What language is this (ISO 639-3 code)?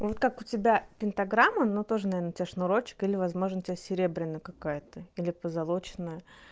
rus